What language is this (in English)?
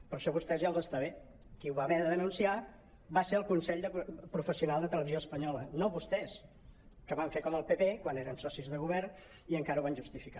Catalan